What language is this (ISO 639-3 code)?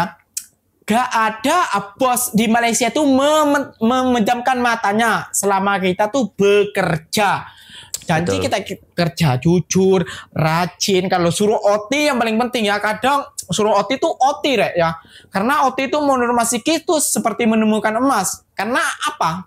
ind